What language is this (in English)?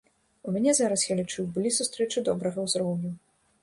Belarusian